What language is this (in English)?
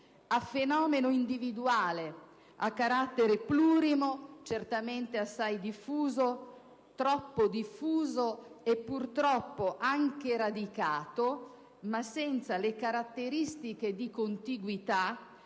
Italian